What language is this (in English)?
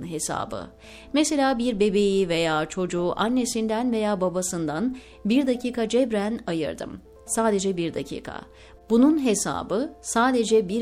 Turkish